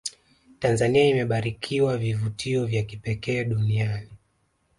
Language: Swahili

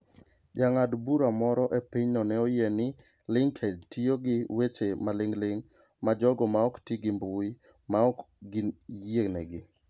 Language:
Luo (Kenya and Tanzania)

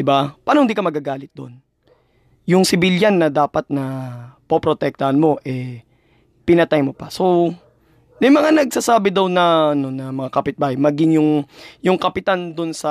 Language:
Filipino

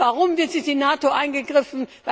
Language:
German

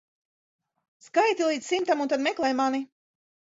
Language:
Latvian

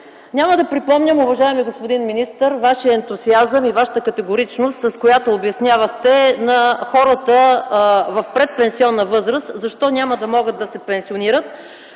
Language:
Bulgarian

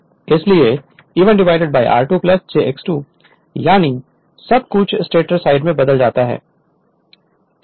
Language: Hindi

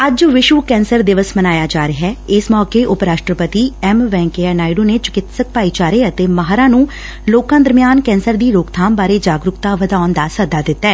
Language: Punjabi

